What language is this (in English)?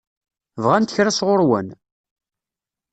Kabyle